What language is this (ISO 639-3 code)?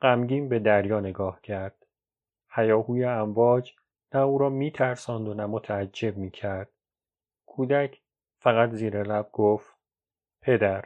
fas